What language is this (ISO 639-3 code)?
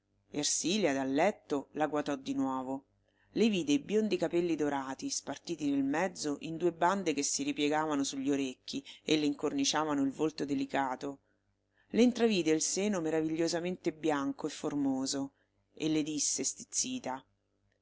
ita